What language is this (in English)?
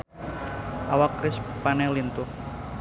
Sundanese